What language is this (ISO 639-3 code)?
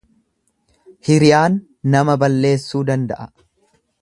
orm